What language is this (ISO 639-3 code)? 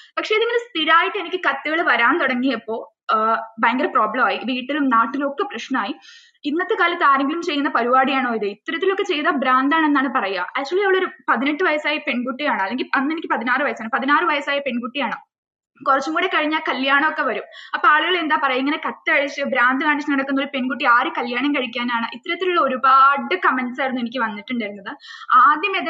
mal